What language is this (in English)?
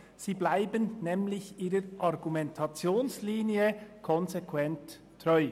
Swiss German